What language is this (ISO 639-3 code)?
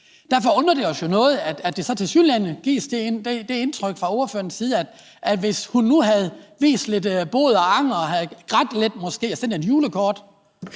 dan